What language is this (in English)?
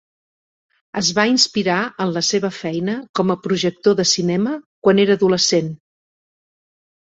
Catalan